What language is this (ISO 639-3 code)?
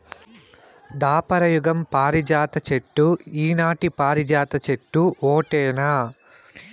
tel